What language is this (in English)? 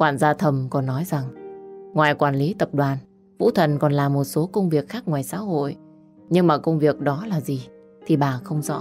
Vietnamese